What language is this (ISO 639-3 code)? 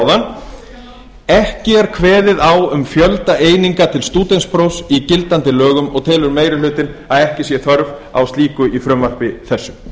isl